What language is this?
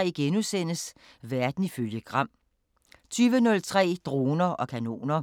Danish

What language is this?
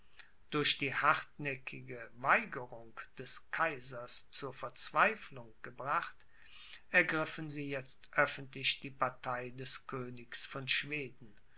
German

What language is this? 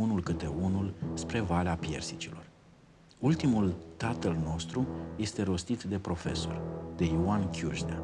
Romanian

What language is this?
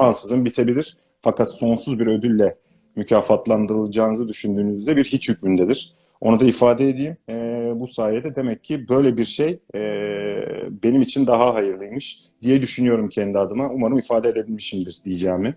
Turkish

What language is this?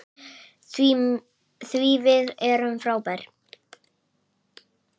Icelandic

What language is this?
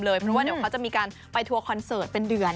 Thai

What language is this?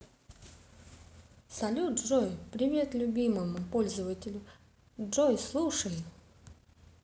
Russian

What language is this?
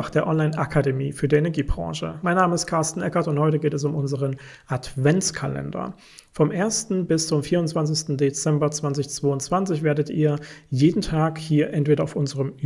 German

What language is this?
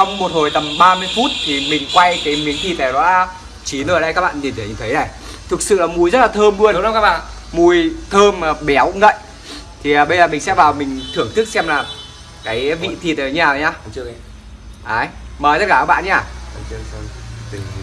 Vietnamese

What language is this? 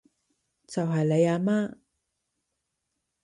Cantonese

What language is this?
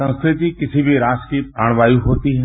Hindi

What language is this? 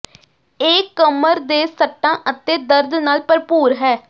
Punjabi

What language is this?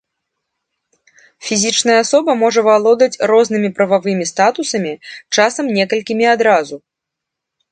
Belarusian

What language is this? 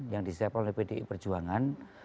Indonesian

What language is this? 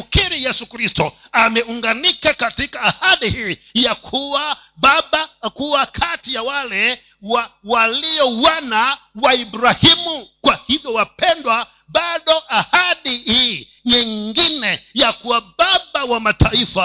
Swahili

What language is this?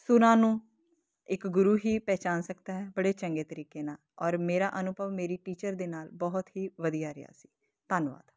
Punjabi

